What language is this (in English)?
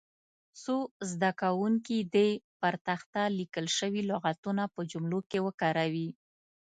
Pashto